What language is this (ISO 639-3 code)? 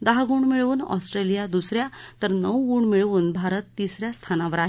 mar